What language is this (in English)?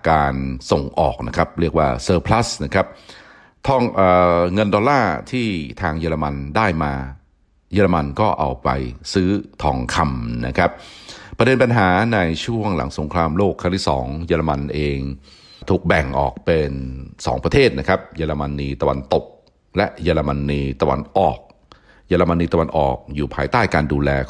Thai